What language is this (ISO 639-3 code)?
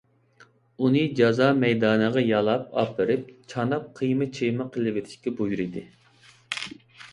uig